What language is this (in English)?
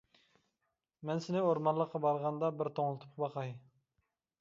Uyghur